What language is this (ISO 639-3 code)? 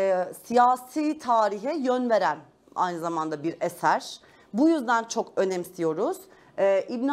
tur